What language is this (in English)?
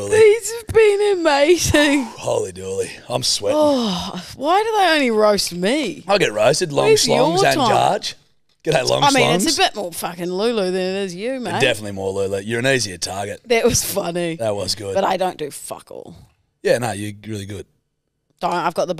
English